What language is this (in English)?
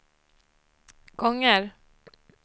Swedish